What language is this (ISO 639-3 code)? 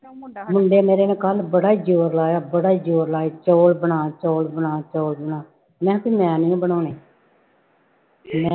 pan